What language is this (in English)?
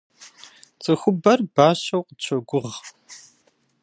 Kabardian